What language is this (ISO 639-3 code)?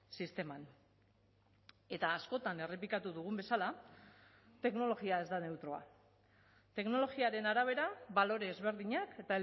eus